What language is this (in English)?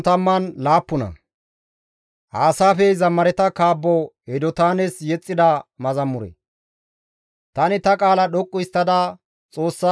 Gamo